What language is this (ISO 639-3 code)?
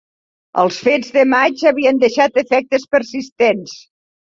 cat